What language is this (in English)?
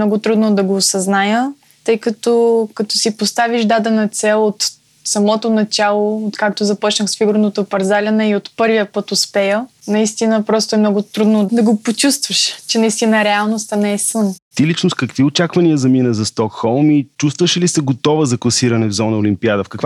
Bulgarian